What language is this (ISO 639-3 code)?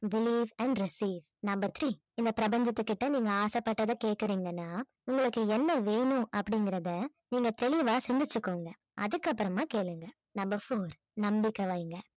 tam